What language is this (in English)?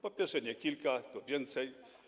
Polish